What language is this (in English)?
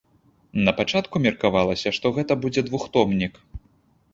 Belarusian